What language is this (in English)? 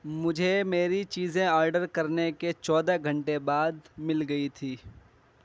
Urdu